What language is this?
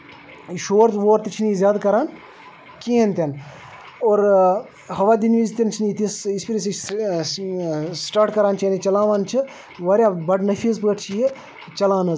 Kashmiri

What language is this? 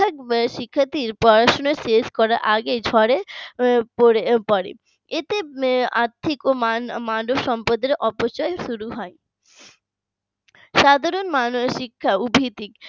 Bangla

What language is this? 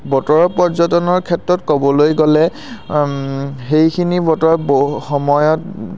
Assamese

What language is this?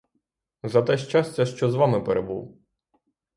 Ukrainian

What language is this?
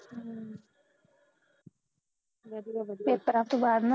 Punjabi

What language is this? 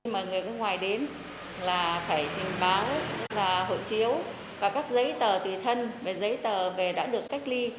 Vietnamese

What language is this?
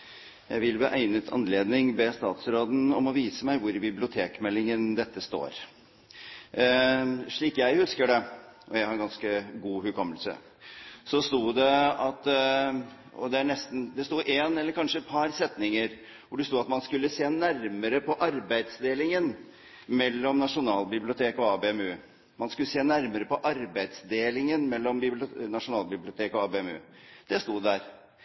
Norwegian Bokmål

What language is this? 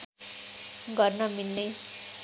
Nepali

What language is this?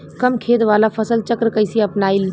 Bhojpuri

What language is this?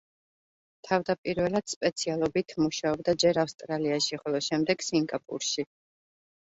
Georgian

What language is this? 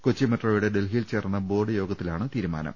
Malayalam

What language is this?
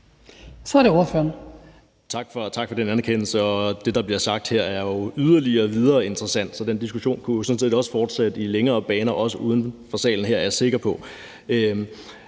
Danish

